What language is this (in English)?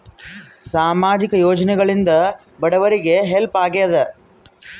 Kannada